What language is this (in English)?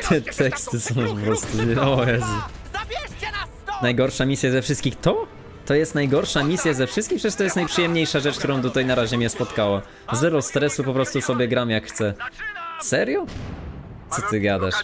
Polish